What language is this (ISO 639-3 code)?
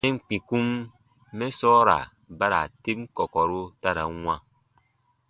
bba